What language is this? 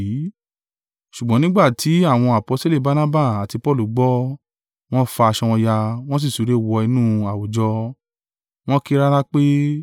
Yoruba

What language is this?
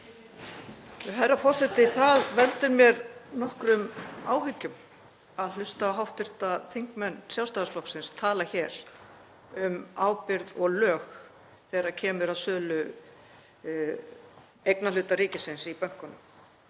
Icelandic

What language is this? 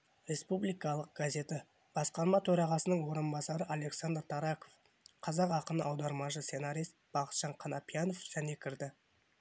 Kazakh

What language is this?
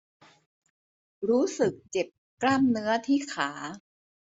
Thai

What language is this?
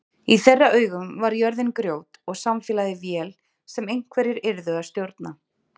Icelandic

